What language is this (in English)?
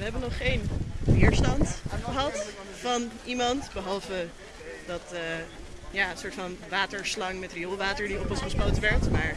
Dutch